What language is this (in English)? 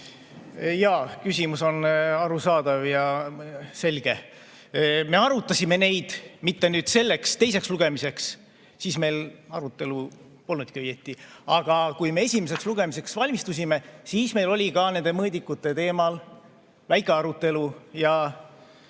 Estonian